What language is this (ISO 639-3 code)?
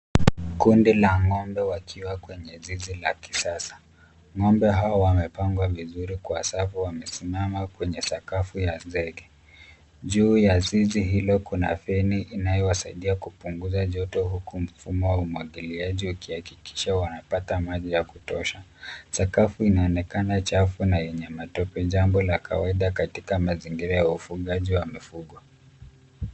swa